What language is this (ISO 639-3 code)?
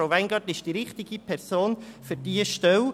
gsw